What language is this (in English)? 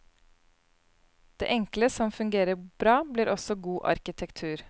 Norwegian